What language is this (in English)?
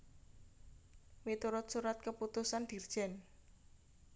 Javanese